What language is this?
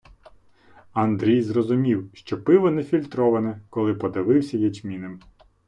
Ukrainian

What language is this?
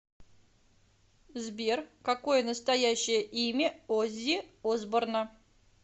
Russian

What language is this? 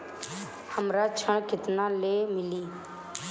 Bhojpuri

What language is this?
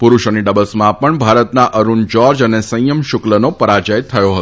Gujarati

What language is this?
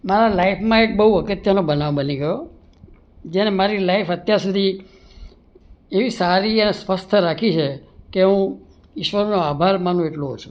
Gujarati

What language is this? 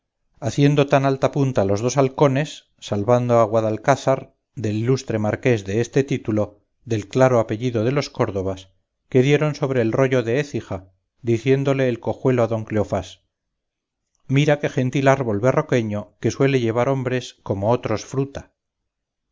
Spanish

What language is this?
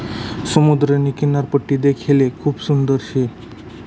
Marathi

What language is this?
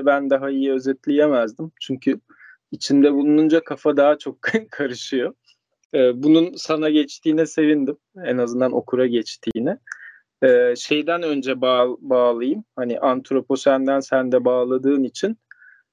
Turkish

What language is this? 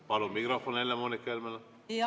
Estonian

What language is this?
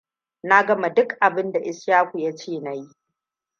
Hausa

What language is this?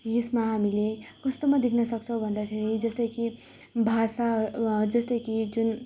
Nepali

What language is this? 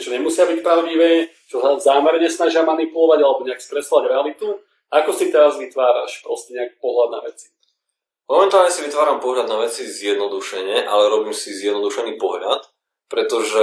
Slovak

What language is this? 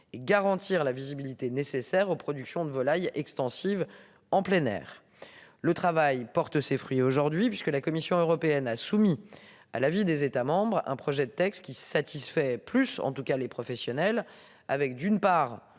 French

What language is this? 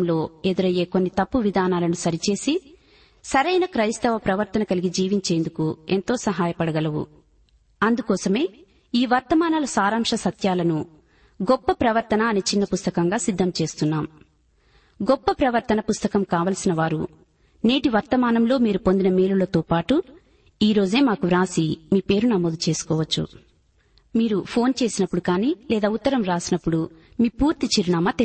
Telugu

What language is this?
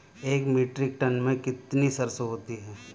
Hindi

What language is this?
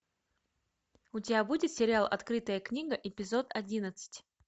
Russian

